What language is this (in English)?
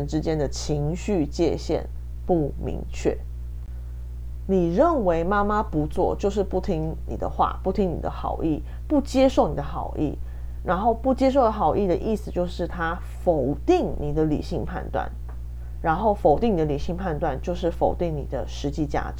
Chinese